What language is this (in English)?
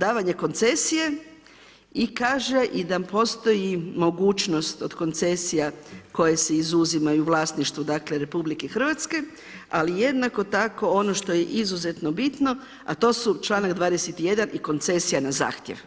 Croatian